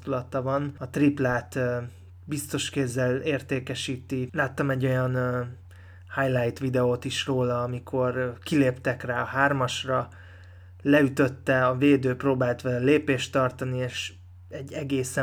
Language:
Hungarian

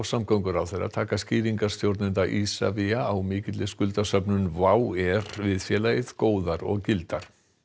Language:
Icelandic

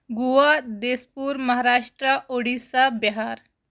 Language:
Kashmiri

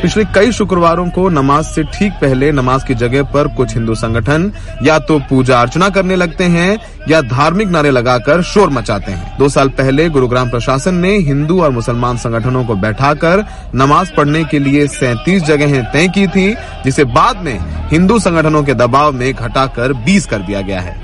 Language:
Hindi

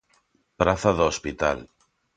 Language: Galician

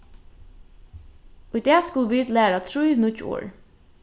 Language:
Faroese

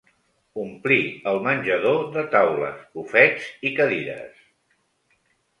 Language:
Catalan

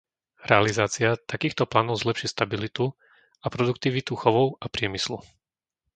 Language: Slovak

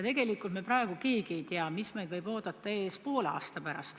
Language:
Estonian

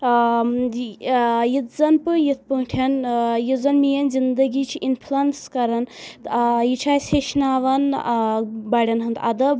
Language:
Kashmiri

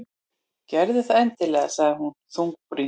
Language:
Icelandic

